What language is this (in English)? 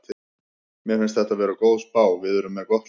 Icelandic